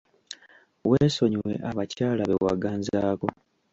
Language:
Ganda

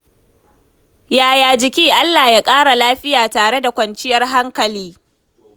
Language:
Hausa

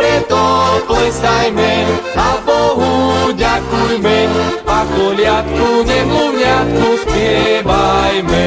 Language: Slovak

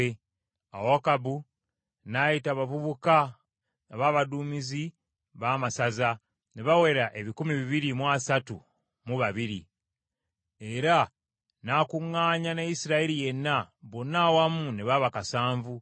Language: Ganda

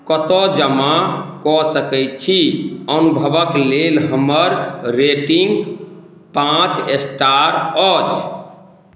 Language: Maithili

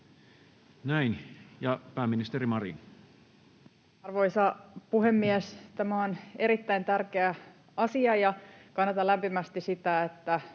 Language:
Finnish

